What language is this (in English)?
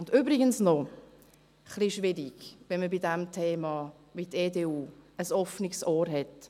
Swiss German